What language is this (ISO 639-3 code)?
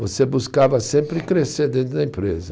por